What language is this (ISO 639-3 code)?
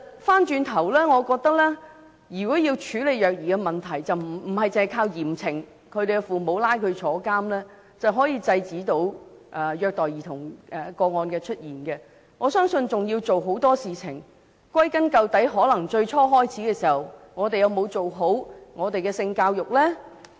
yue